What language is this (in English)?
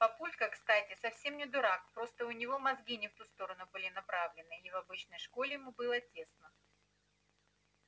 Russian